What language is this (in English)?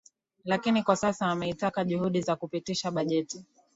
Swahili